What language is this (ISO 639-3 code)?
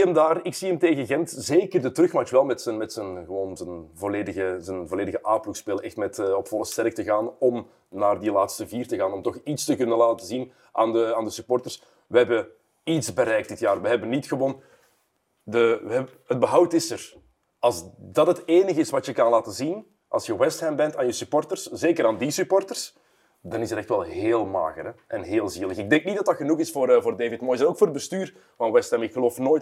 nld